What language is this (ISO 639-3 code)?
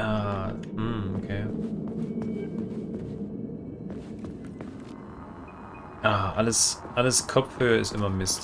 deu